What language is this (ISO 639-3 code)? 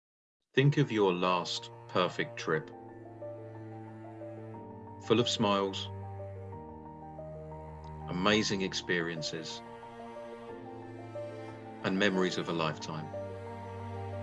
eng